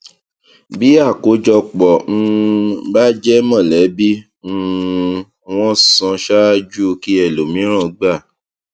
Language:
Yoruba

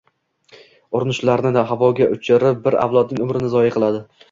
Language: Uzbek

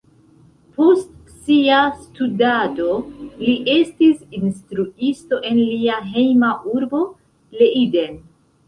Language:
Esperanto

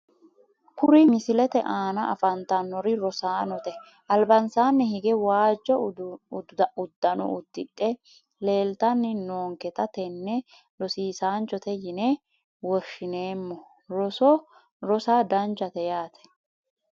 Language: Sidamo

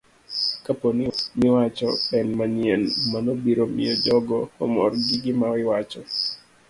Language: Luo (Kenya and Tanzania)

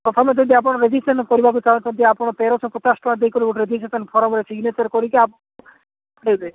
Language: Odia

